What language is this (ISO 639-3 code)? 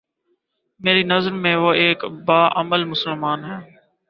urd